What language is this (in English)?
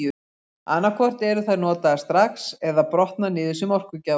Icelandic